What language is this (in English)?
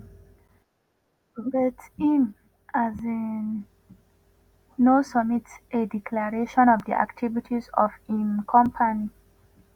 Nigerian Pidgin